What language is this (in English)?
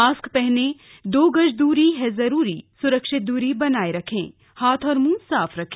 Hindi